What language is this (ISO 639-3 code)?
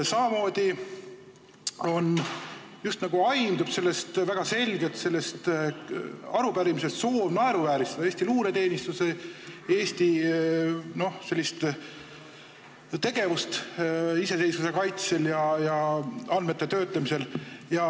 est